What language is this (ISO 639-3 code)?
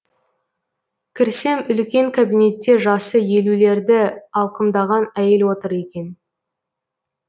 kaz